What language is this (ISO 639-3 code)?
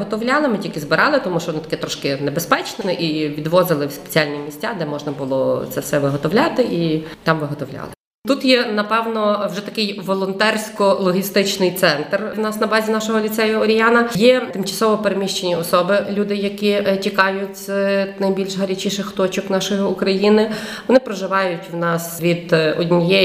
ukr